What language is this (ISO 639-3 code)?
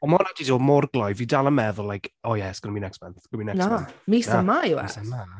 cym